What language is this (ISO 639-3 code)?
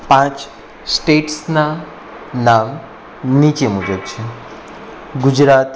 guj